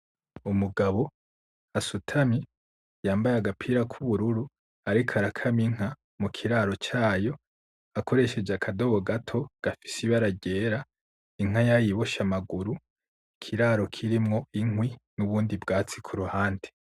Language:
Rundi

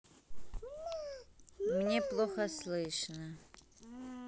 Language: Russian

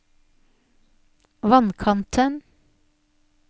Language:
Norwegian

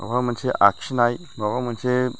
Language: Bodo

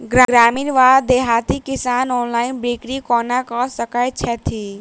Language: Maithili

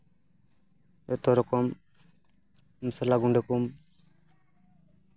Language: Santali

